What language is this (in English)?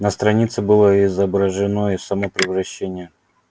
Russian